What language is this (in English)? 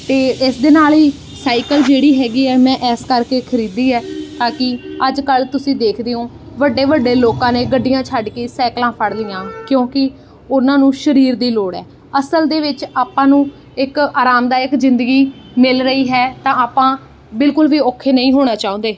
Punjabi